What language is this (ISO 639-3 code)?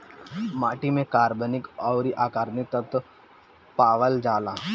bho